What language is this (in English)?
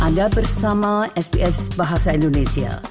Indonesian